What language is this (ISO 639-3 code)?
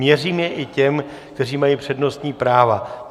ces